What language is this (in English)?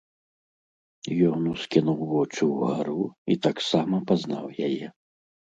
Belarusian